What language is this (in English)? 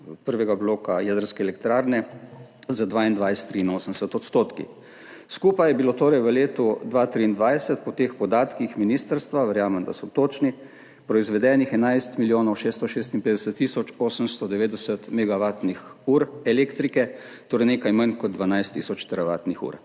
Slovenian